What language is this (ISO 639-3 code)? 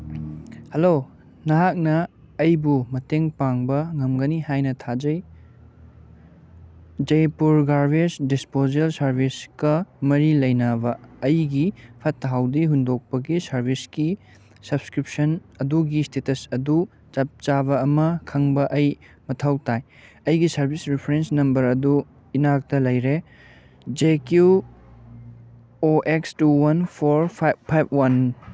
mni